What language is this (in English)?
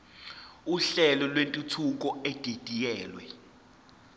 Zulu